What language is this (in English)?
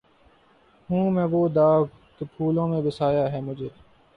Urdu